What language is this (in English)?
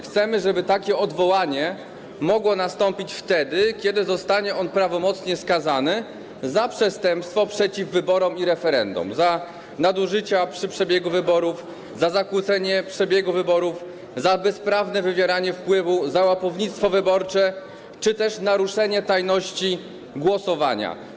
Polish